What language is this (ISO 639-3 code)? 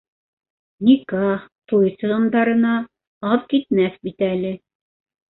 bak